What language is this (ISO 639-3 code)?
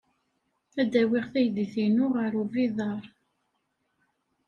kab